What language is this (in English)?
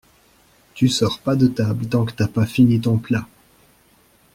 French